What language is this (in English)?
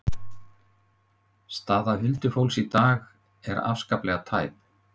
Icelandic